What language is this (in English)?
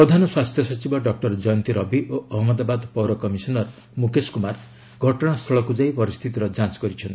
Odia